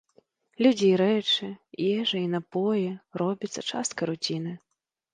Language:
Belarusian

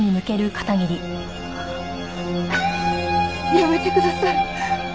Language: Japanese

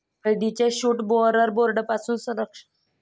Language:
Marathi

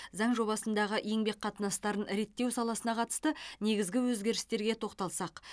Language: Kazakh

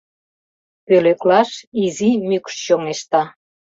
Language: Mari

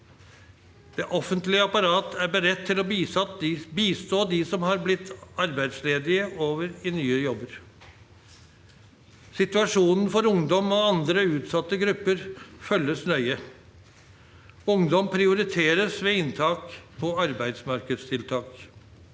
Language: Norwegian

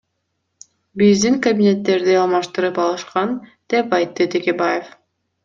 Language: Kyrgyz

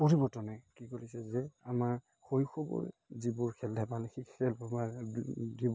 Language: Assamese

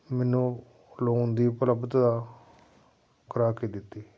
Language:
Punjabi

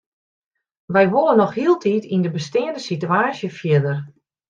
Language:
Western Frisian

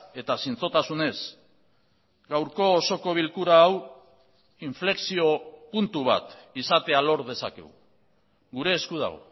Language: Basque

